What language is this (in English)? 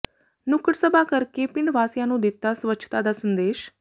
Punjabi